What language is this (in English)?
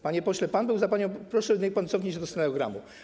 Polish